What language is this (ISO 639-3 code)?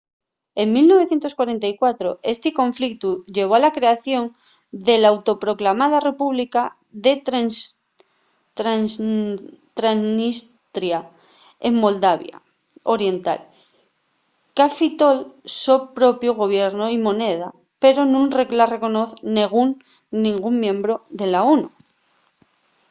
ast